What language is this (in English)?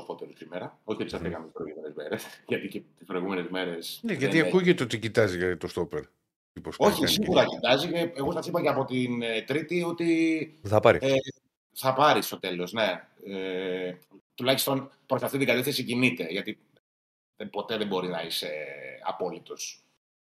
Greek